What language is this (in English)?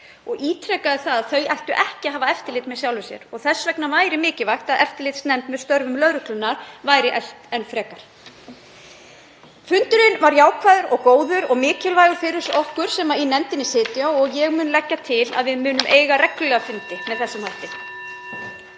Icelandic